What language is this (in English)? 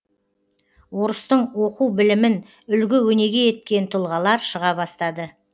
Kazakh